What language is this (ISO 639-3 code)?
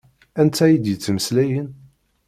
kab